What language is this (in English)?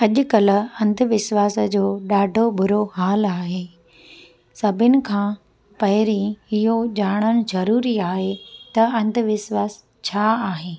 Sindhi